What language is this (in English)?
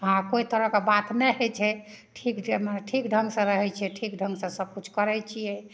Maithili